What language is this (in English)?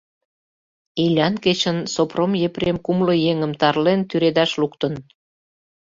Mari